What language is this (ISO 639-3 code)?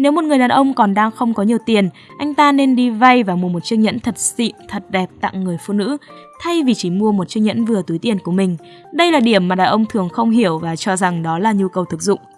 vie